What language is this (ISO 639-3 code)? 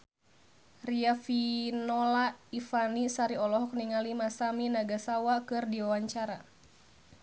sun